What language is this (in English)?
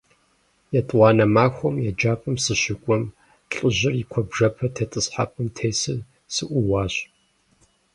Kabardian